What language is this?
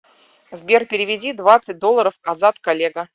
Russian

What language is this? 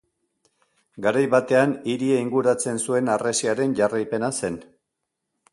Basque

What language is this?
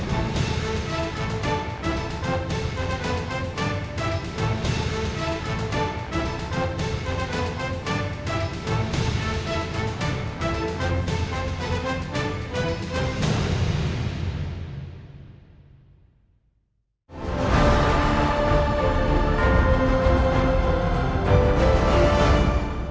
Vietnamese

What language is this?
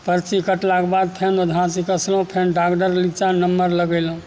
Maithili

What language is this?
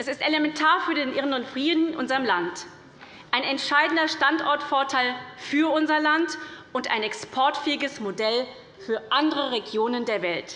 German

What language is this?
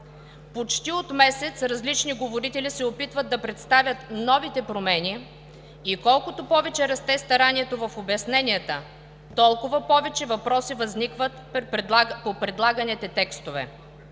Bulgarian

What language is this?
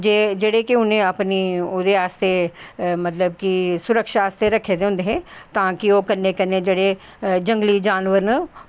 Dogri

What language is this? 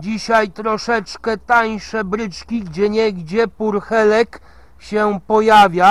Polish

